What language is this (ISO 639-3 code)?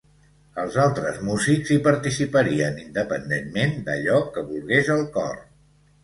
cat